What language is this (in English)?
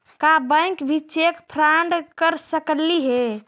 Magahi